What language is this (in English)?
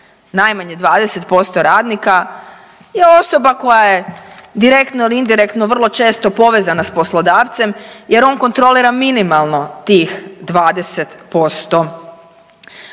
Croatian